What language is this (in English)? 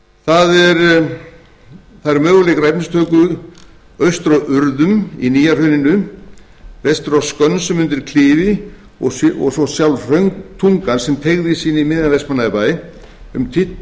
Icelandic